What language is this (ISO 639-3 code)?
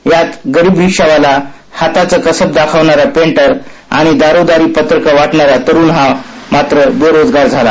mar